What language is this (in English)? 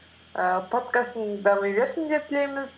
Kazakh